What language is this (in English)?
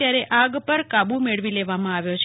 Gujarati